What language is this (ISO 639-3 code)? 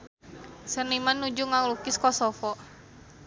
sun